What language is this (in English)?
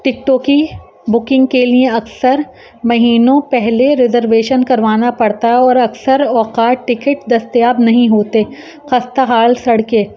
Urdu